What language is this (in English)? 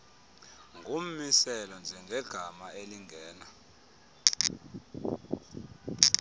Xhosa